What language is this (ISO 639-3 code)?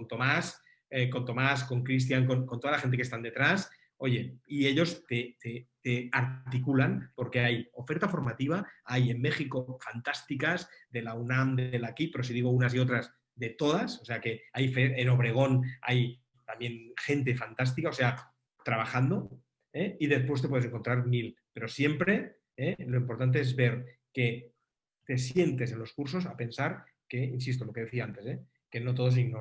spa